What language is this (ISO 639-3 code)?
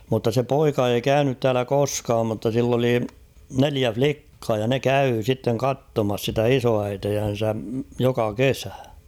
fin